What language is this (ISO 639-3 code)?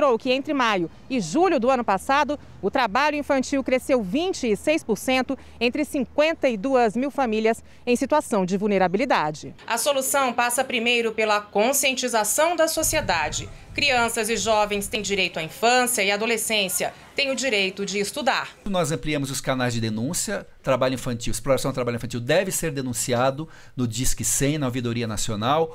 por